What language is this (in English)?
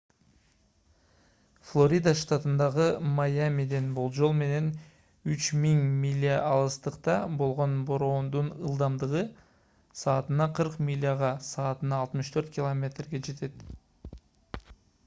Kyrgyz